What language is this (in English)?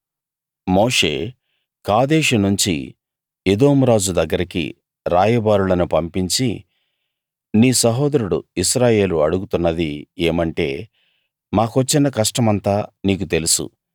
Telugu